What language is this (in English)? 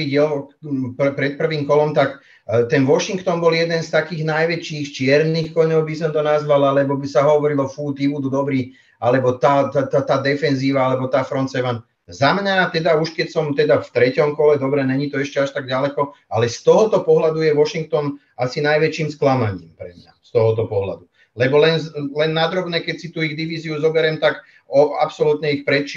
Czech